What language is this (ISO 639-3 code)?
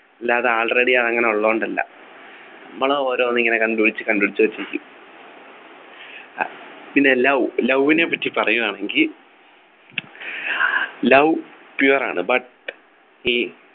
mal